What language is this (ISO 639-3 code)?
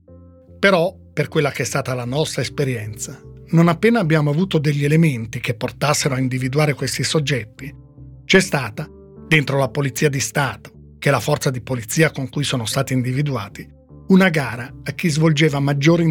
ita